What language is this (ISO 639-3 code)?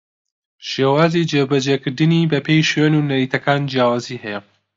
ckb